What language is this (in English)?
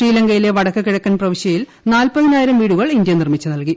Malayalam